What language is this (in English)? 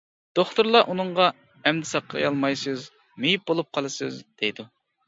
Uyghur